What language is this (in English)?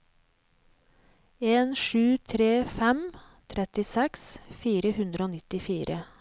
Norwegian